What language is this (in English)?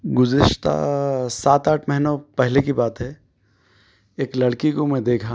Urdu